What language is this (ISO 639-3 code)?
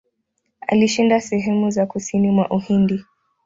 swa